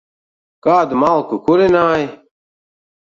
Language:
Latvian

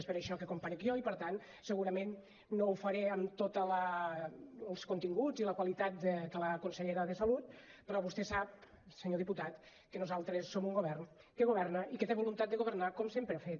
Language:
Catalan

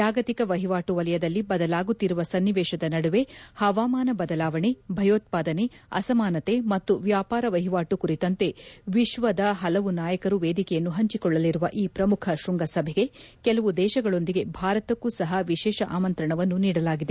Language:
Kannada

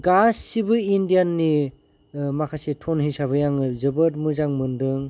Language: Bodo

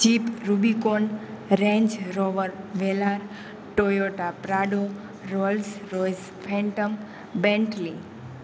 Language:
Gujarati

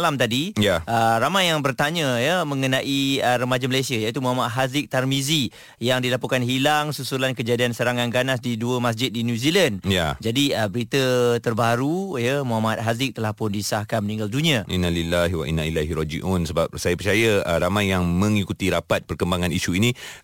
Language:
Malay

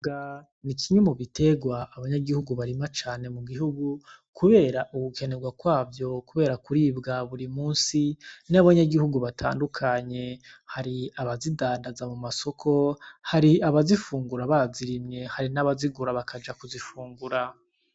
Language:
Rundi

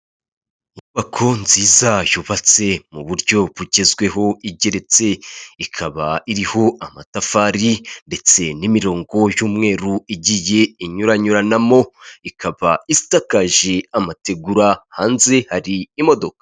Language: Kinyarwanda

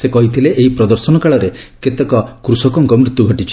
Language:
Odia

